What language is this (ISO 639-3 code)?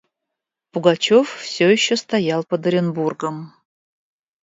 rus